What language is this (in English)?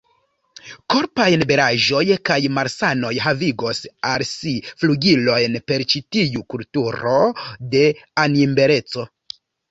Esperanto